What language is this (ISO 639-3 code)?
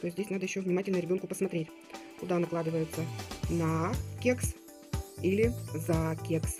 rus